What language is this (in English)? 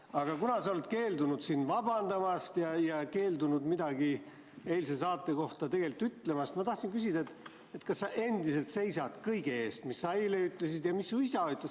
Estonian